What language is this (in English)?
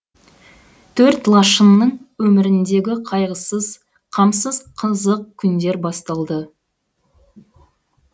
Kazakh